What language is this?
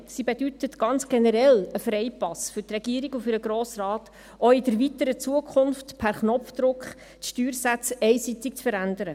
Swiss German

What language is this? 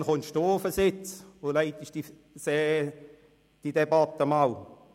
Swiss German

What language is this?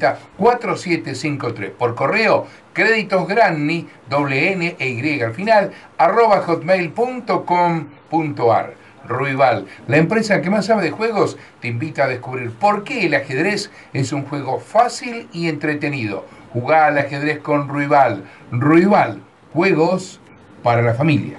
Spanish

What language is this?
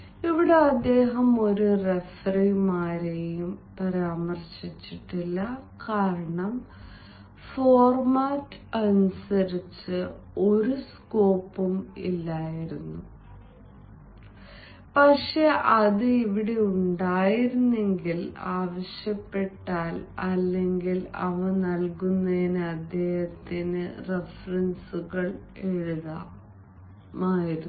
Malayalam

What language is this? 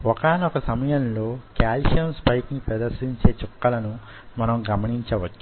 Telugu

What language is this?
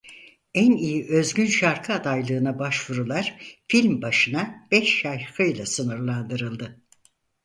Turkish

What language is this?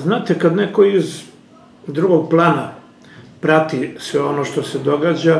Russian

